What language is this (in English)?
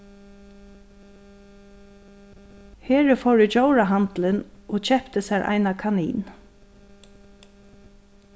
Faroese